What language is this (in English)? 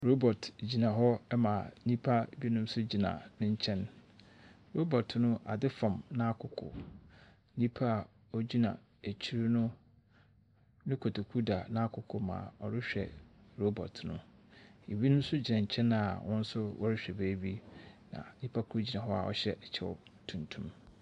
Akan